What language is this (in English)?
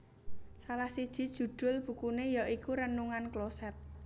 Javanese